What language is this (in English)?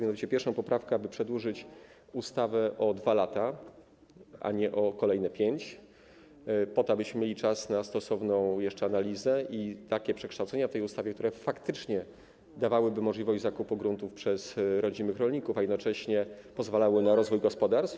Polish